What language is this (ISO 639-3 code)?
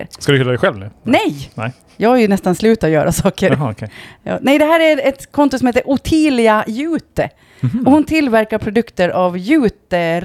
swe